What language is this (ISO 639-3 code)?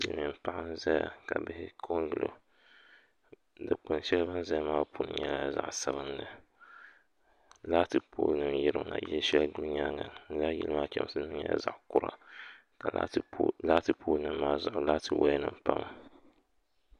dag